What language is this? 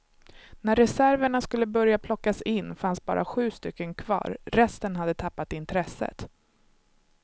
Swedish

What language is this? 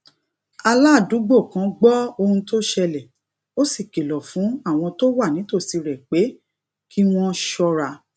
Yoruba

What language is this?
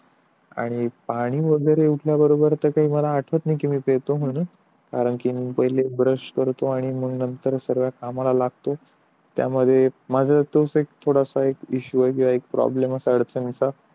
Marathi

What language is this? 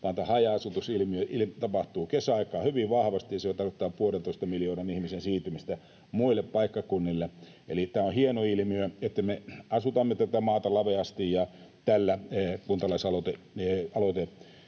Finnish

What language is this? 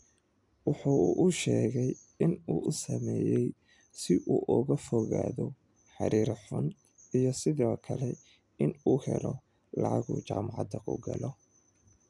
Somali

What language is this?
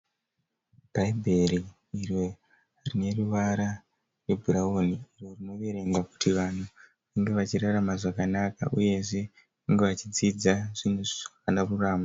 Shona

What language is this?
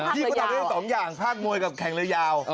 Thai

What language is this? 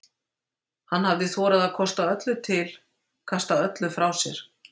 Icelandic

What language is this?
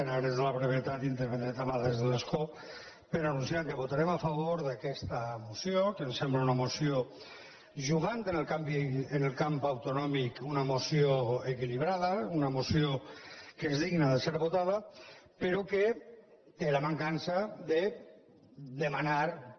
Catalan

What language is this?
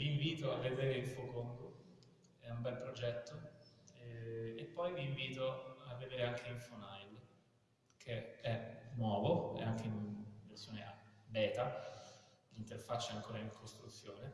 Italian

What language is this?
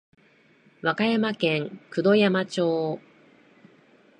Japanese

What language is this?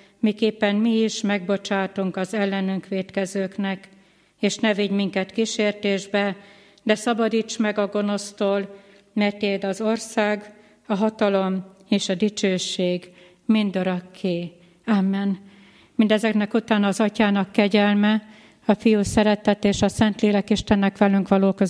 Hungarian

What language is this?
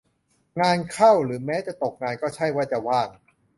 Thai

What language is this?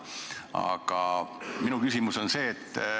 Estonian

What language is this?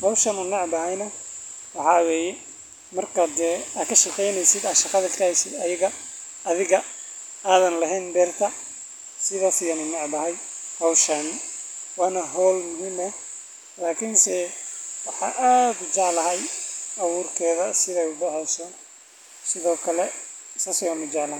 Somali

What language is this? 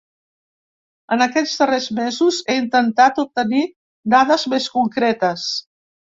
Catalan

